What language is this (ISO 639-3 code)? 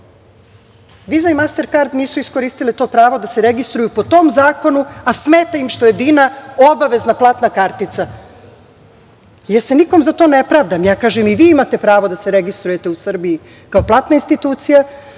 srp